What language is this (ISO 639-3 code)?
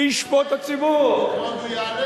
heb